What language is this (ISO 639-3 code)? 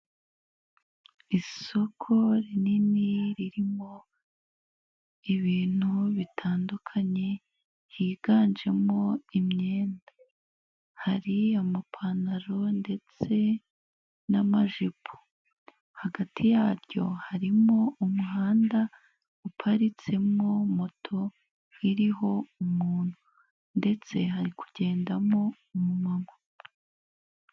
kin